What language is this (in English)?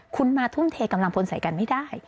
Thai